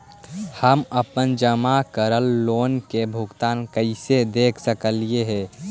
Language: Magahi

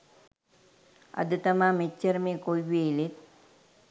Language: Sinhala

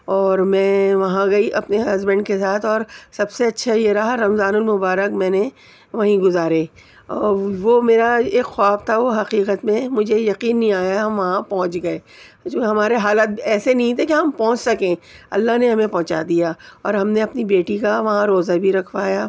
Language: Urdu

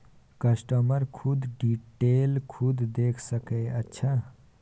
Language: Maithili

